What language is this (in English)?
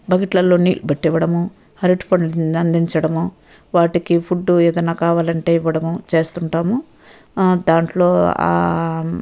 Telugu